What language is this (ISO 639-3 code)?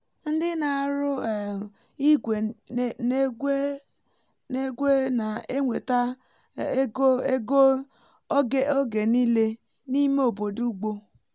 ibo